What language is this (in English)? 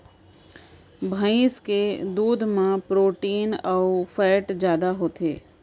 Chhattisgarhi